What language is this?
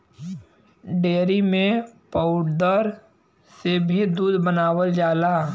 Bhojpuri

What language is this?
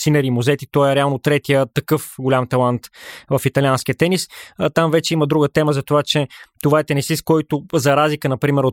Bulgarian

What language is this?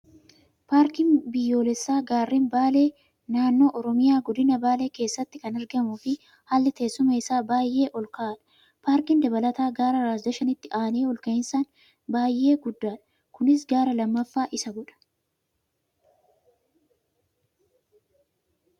Oromo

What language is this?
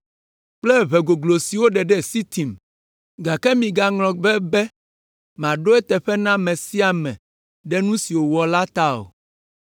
Ewe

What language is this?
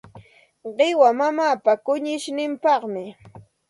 Santa Ana de Tusi Pasco Quechua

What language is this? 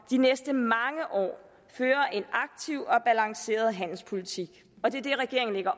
Danish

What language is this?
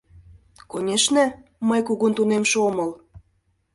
Mari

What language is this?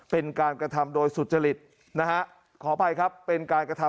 Thai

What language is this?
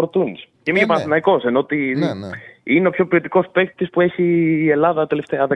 Greek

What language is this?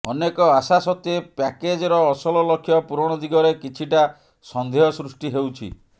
Odia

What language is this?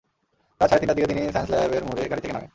Bangla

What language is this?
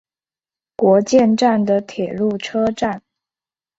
Chinese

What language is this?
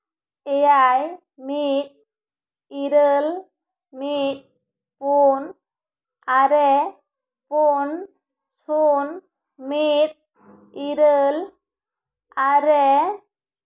Santali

